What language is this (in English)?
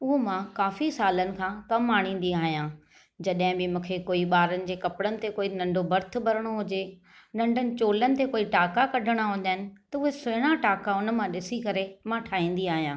Sindhi